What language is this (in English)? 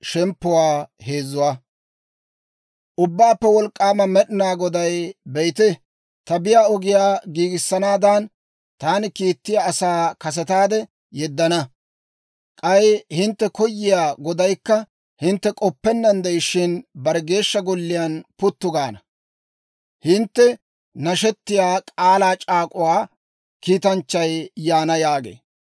Dawro